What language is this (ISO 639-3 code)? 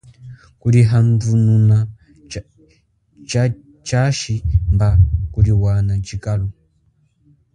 cjk